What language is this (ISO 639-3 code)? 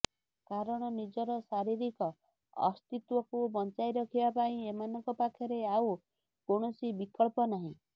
ori